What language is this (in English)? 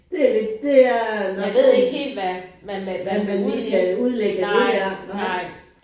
Danish